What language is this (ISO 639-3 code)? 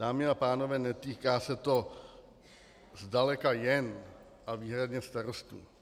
ces